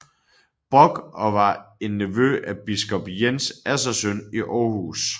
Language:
Danish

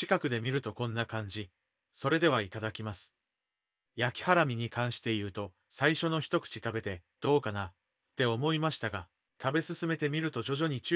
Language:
Japanese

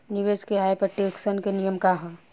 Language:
Bhojpuri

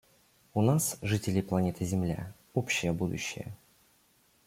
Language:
Russian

